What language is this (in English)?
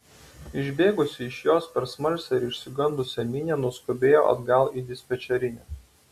Lithuanian